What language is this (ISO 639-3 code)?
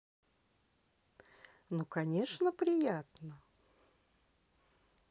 rus